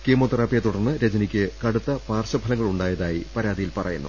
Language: Malayalam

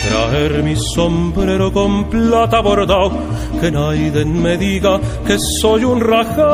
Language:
Spanish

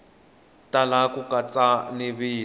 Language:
Tsonga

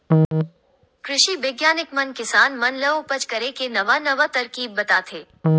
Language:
Chhattisgarhi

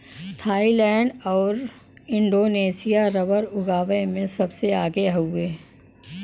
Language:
Bhojpuri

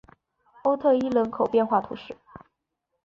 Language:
Chinese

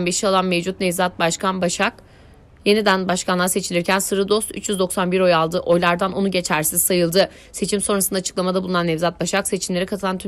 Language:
Turkish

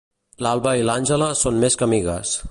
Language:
Catalan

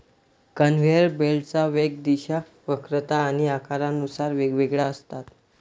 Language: Marathi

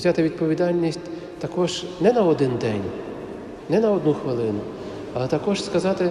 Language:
Ukrainian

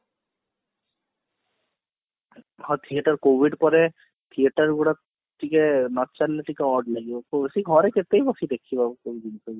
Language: Odia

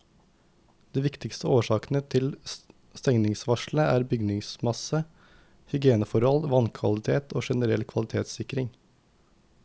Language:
Norwegian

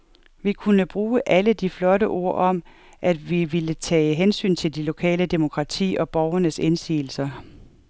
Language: Danish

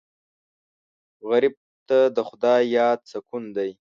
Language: Pashto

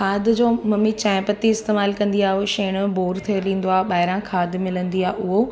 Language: Sindhi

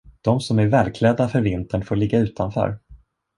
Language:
Swedish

